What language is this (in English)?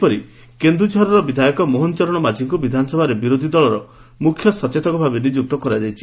Odia